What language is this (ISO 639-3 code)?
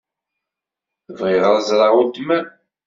kab